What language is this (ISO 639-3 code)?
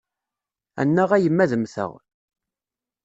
kab